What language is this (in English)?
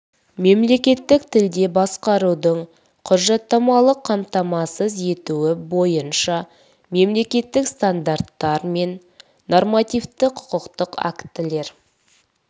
Kazakh